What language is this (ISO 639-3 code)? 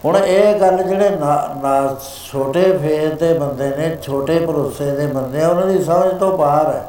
pan